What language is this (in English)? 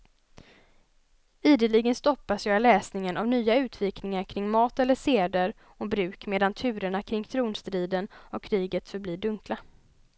Swedish